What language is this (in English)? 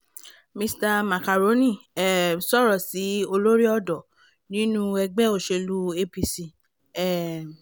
Yoruba